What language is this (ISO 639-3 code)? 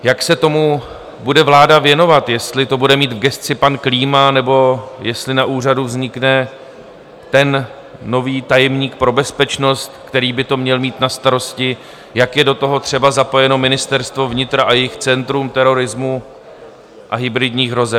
ces